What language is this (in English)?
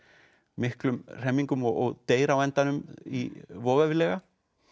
Icelandic